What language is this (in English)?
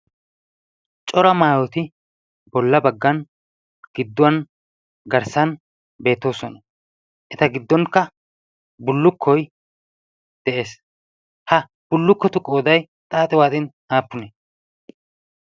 Wolaytta